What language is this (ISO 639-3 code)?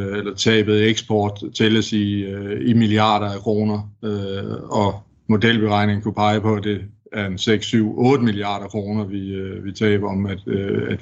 dan